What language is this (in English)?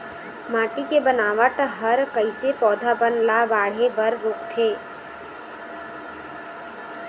Chhattisgarhi